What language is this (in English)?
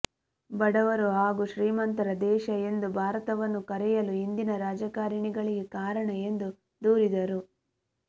Kannada